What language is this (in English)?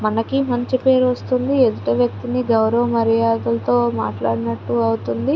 Telugu